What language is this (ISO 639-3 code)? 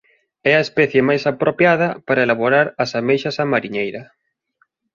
glg